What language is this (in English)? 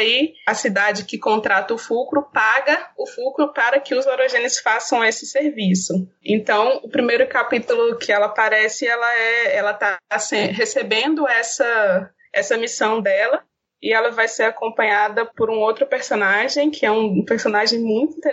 Portuguese